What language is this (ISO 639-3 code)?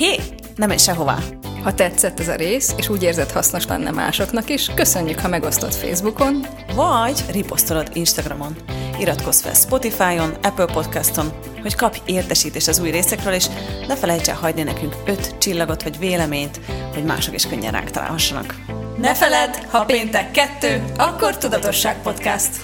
hun